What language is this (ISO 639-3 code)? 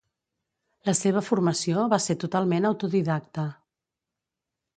cat